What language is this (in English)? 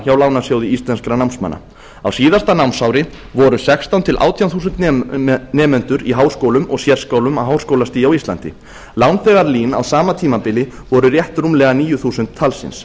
Icelandic